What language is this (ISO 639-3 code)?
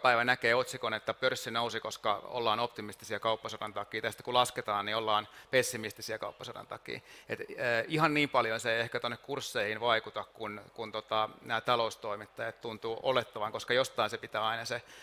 fin